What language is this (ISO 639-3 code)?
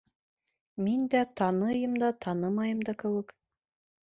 bak